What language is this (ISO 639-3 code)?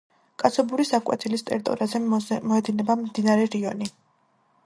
kat